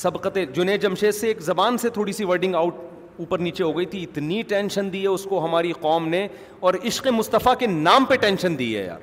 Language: Urdu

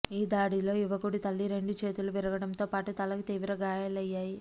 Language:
Telugu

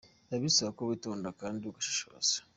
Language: Kinyarwanda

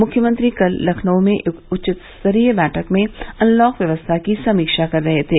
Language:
Hindi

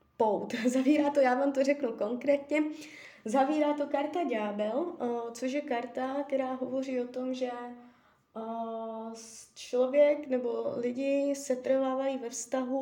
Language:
Czech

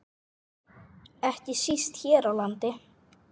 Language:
Icelandic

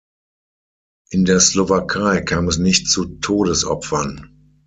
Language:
German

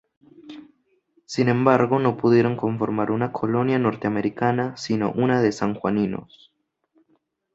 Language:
Spanish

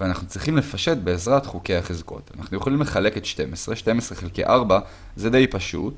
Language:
Hebrew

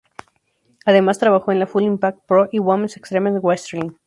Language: Spanish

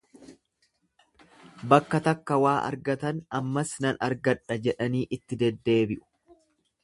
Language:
Oromo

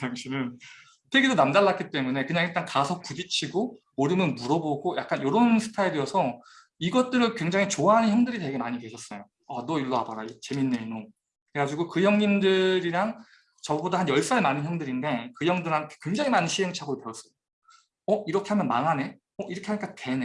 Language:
Korean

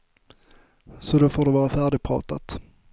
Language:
Swedish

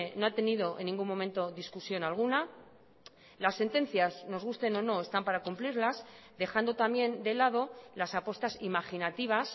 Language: Spanish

